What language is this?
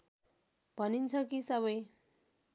Nepali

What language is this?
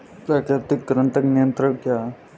Hindi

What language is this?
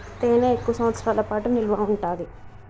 Telugu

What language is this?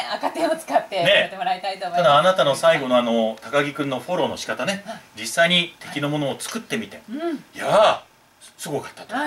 Japanese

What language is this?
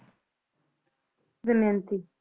Punjabi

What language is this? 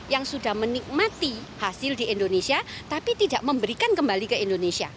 Indonesian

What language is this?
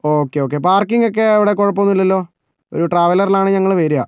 Malayalam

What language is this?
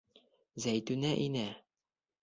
Bashkir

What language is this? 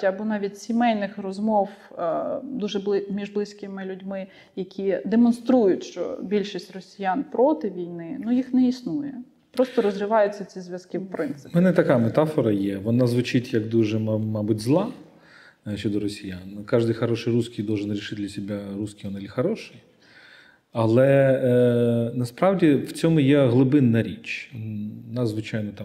Ukrainian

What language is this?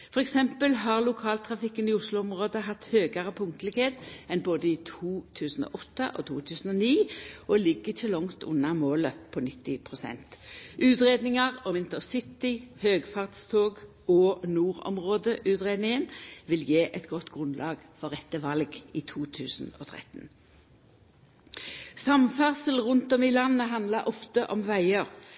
Norwegian Nynorsk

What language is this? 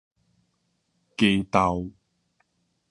Min Nan Chinese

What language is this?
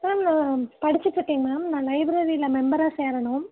Tamil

